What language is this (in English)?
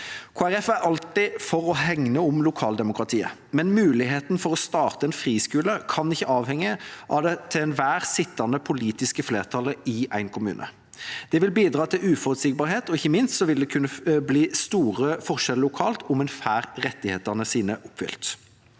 Norwegian